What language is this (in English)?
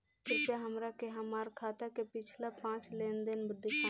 Bhojpuri